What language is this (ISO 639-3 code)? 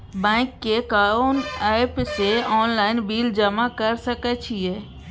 mai